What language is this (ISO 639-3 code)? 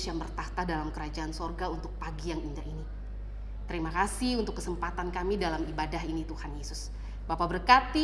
ind